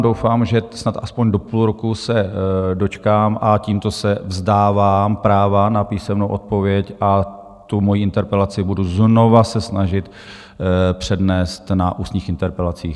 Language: Czech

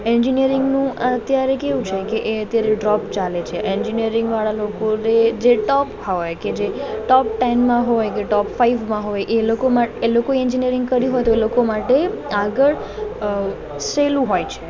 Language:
Gujarati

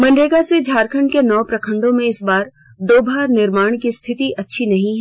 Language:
Hindi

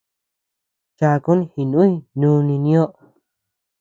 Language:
Tepeuxila Cuicatec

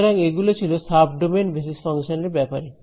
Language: Bangla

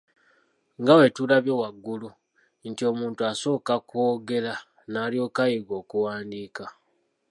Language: Ganda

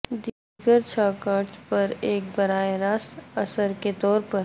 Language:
Urdu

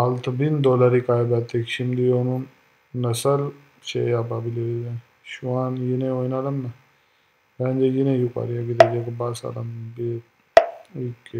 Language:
Turkish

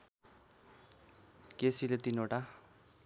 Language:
Nepali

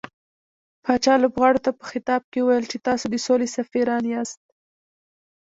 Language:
Pashto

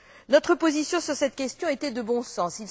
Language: French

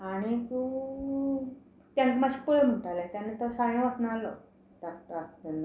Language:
Konkani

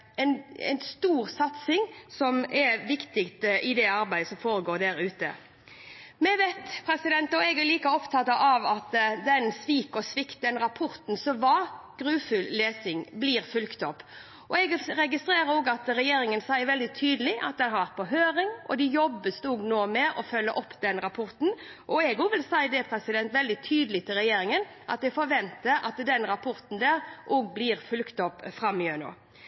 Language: Norwegian Bokmål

